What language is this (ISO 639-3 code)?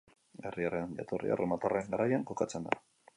eus